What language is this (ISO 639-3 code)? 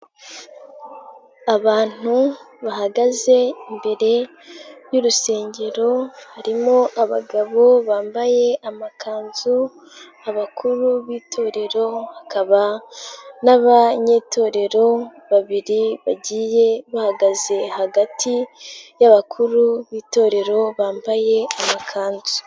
kin